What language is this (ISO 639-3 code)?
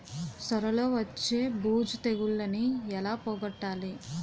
tel